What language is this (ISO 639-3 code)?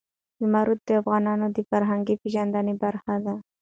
pus